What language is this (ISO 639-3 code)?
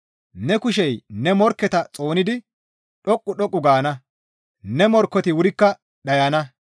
gmv